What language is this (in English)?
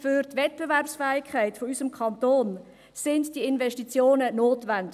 Swiss German